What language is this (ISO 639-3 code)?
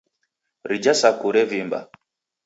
dav